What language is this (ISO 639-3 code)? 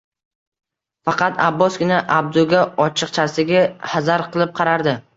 uzb